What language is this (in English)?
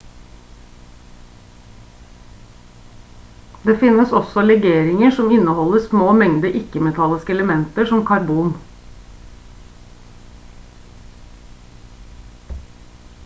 Norwegian Bokmål